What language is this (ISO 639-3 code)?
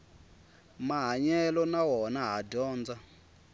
tso